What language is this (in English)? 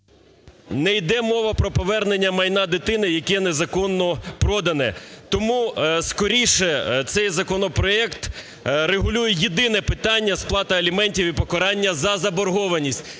Ukrainian